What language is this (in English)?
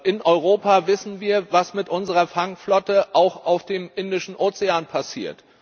German